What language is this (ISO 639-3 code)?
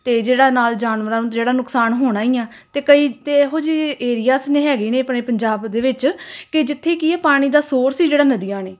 pan